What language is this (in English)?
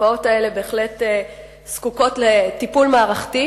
Hebrew